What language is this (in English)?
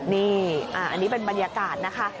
Thai